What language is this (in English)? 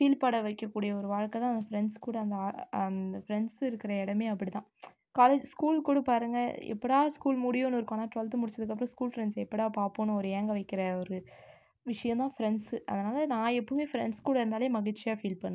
Tamil